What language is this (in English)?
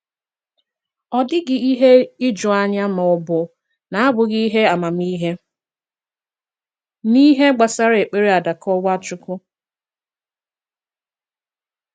Igbo